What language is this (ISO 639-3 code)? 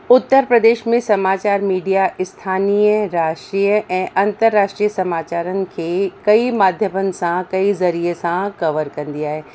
snd